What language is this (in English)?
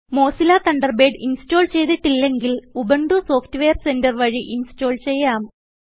Malayalam